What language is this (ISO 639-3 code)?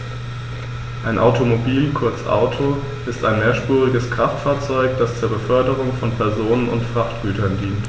deu